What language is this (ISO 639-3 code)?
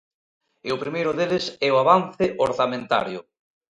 glg